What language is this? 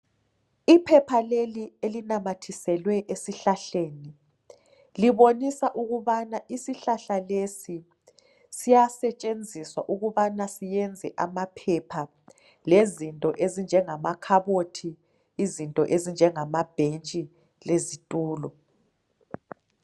North Ndebele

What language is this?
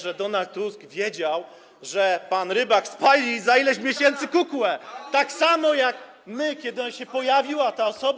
Polish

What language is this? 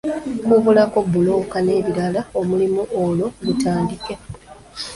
Ganda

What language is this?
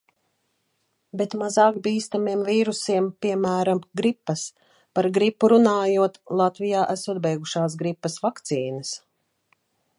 Latvian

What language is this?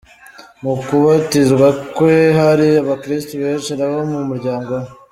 Kinyarwanda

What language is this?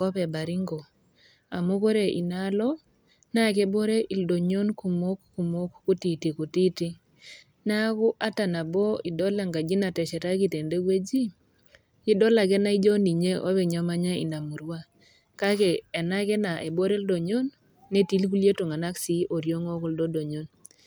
Masai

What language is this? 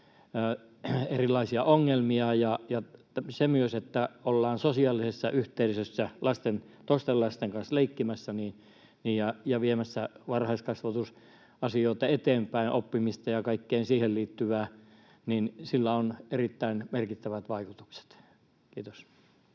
Finnish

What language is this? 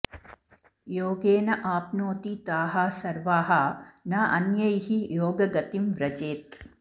Sanskrit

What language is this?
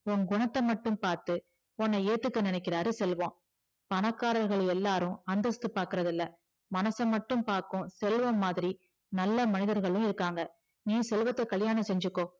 Tamil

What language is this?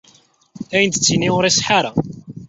Kabyle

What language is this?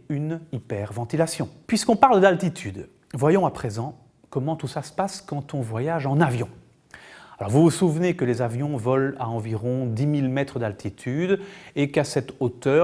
French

